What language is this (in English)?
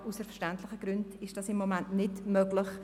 Swiss German